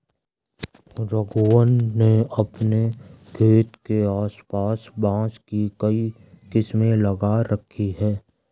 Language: Hindi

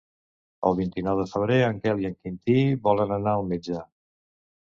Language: Catalan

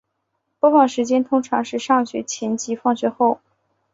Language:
Chinese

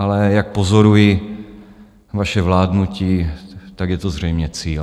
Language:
Czech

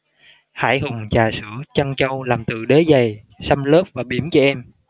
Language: Vietnamese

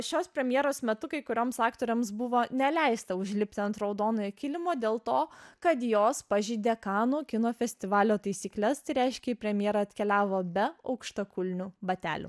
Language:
Lithuanian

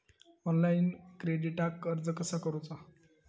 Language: Marathi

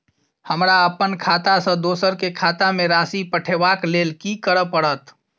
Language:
Maithili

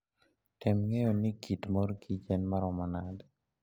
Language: Luo (Kenya and Tanzania)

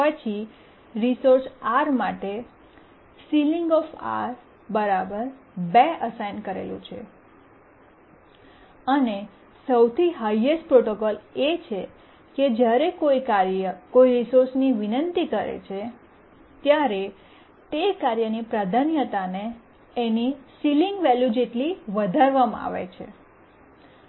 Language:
Gujarati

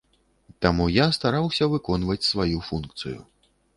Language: Belarusian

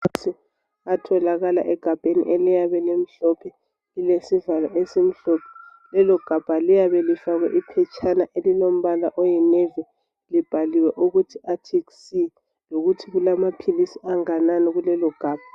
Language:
North Ndebele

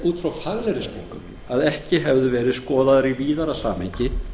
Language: Icelandic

